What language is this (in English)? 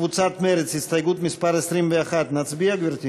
Hebrew